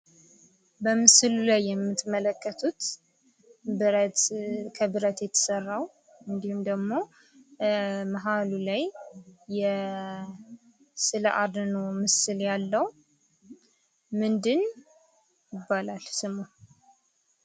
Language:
Amharic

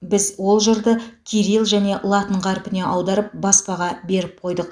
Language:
Kazakh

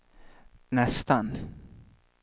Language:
Swedish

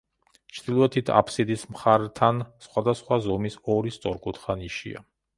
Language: Georgian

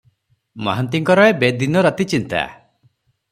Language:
Odia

